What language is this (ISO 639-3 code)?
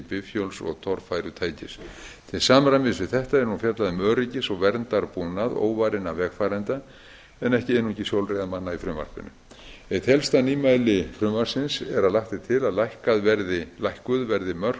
isl